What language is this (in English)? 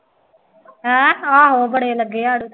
Punjabi